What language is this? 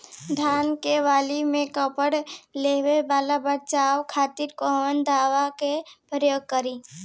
Bhojpuri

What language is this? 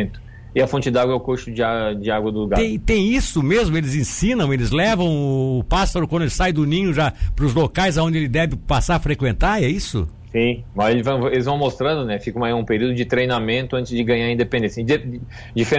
Portuguese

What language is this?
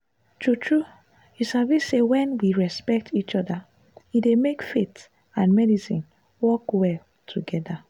Nigerian Pidgin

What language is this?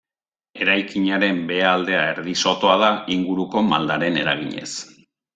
Basque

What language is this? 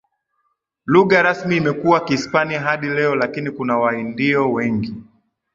Swahili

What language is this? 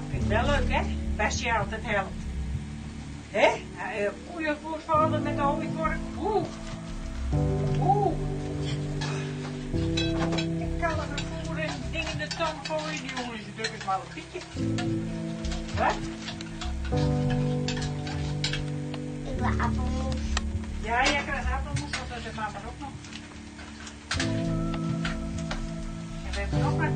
Dutch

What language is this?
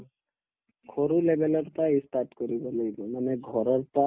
Assamese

